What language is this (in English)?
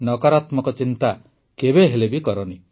Odia